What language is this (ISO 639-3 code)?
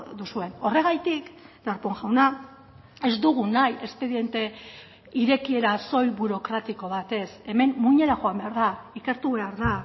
eus